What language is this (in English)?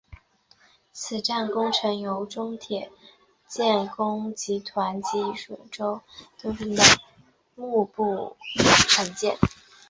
Chinese